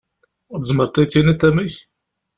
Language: Kabyle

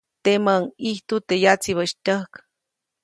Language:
Copainalá Zoque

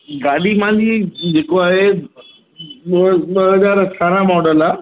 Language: Sindhi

